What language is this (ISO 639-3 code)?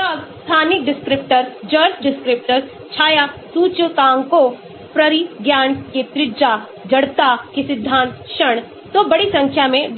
hin